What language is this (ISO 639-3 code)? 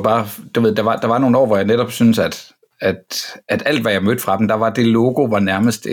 dan